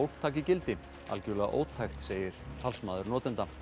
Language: Icelandic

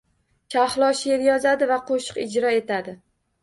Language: Uzbek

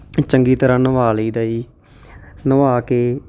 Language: Punjabi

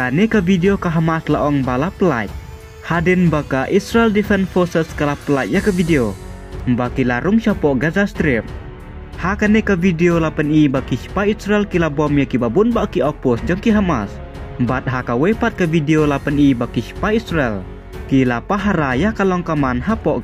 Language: Indonesian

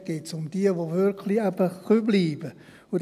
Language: Swiss German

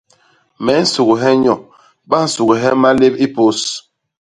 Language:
Basaa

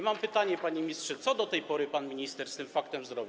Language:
Polish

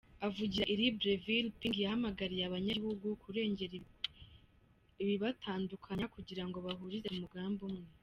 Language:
Kinyarwanda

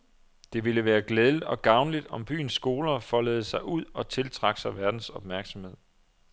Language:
Danish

